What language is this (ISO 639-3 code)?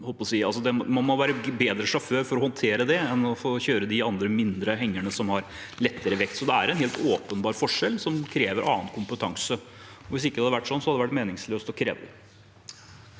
nor